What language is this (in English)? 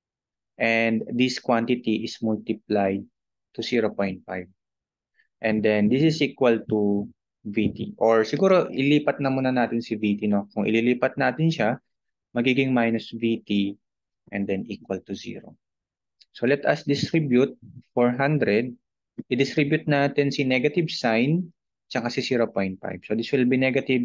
Filipino